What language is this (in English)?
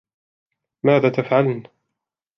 Arabic